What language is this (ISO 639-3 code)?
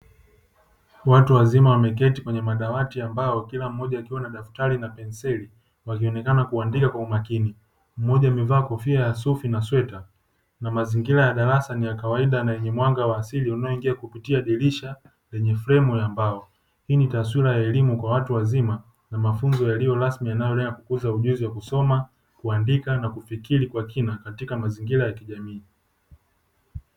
swa